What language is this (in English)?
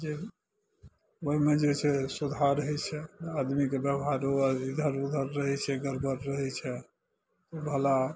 Maithili